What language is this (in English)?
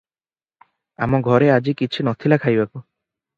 Odia